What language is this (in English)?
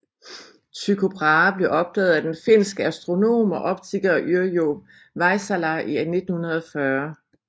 Danish